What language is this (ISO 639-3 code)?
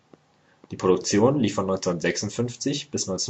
deu